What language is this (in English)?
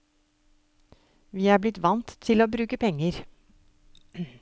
Norwegian